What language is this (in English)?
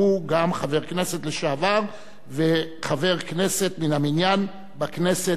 Hebrew